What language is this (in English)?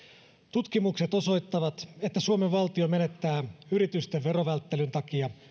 Finnish